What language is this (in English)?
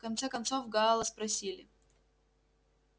Russian